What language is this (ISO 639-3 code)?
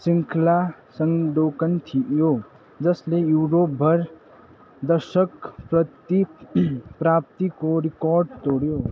nep